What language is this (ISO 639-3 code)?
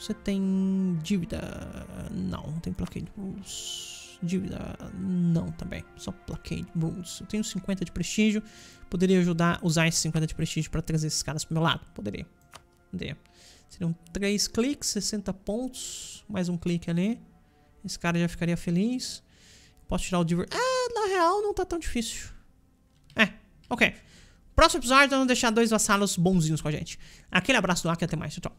por